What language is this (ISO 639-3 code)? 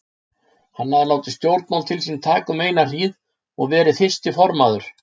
isl